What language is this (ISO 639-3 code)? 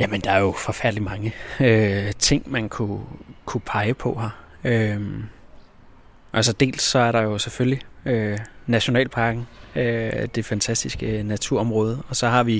dan